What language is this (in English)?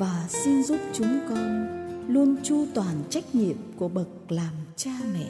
Vietnamese